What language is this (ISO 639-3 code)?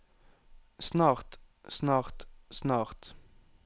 nor